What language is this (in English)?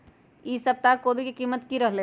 Magahi